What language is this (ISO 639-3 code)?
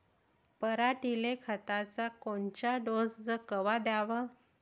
mar